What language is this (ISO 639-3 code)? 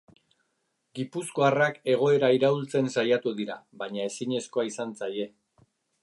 eus